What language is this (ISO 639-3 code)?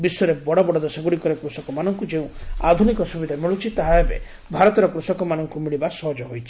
ori